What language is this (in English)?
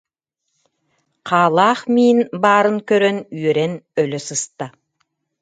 Yakut